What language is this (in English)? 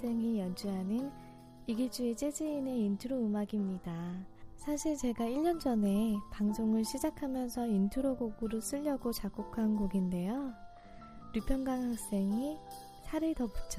Korean